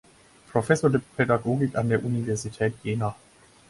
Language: German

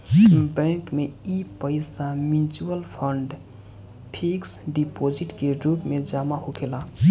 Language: Bhojpuri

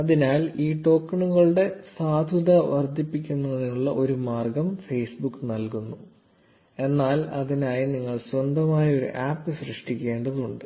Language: Malayalam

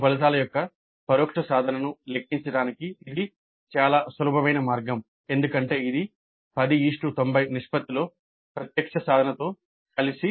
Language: Telugu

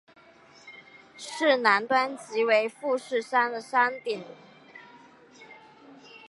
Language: Chinese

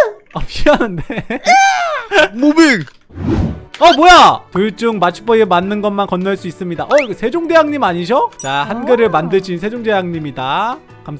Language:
Korean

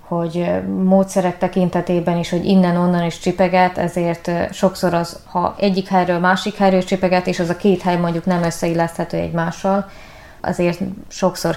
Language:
Hungarian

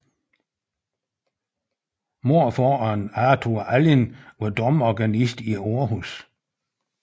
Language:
Danish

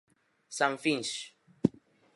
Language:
Galician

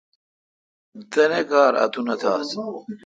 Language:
Kalkoti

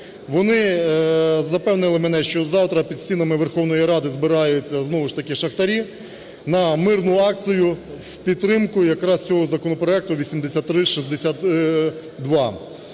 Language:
Ukrainian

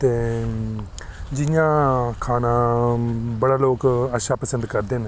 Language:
Dogri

